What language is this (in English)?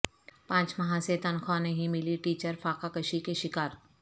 Urdu